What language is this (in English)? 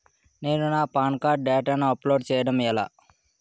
Telugu